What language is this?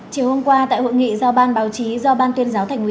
Vietnamese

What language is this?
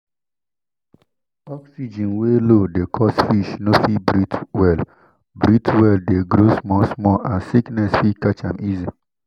Nigerian Pidgin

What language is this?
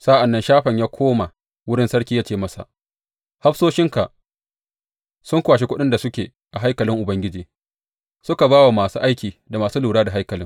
Hausa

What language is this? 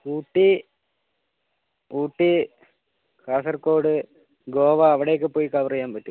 Malayalam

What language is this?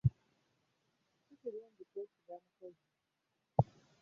Ganda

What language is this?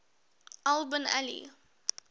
English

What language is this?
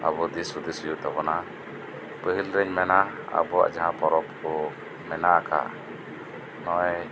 Santali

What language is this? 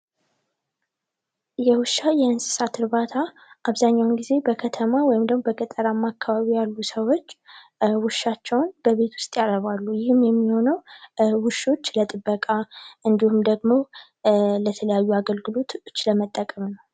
Amharic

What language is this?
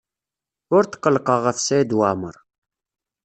Kabyle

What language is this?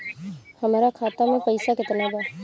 Bhojpuri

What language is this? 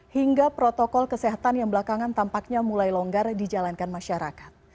Indonesian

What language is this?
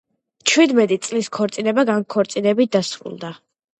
Georgian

